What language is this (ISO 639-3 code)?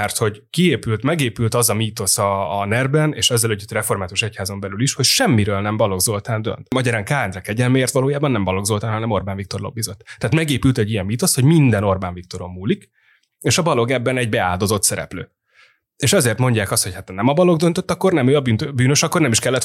hun